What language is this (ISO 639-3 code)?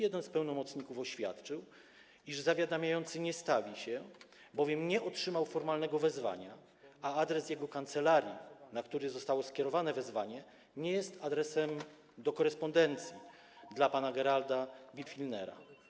pol